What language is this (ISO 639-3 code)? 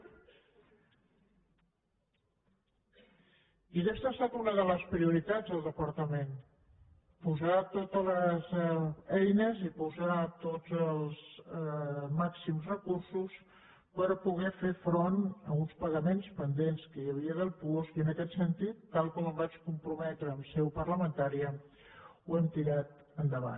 cat